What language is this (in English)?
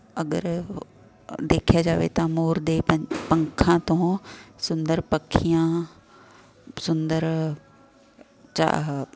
Punjabi